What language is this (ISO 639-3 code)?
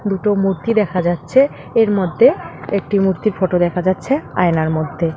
ben